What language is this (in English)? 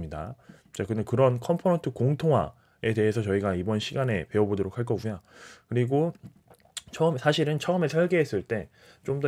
Korean